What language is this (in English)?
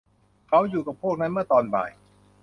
Thai